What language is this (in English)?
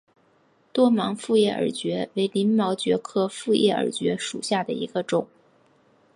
Chinese